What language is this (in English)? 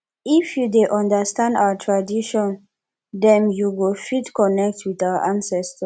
Nigerian Pidgin